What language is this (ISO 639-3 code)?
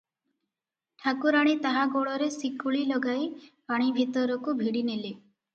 ori